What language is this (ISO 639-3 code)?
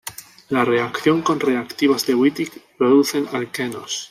spa